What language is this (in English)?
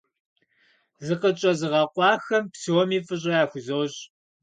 Kabardian